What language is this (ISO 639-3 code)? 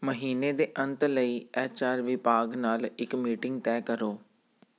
pan